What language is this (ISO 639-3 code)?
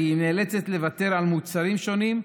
heb